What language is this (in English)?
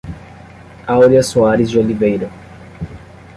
Portuguese